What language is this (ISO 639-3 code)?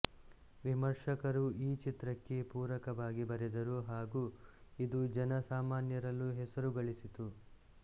kan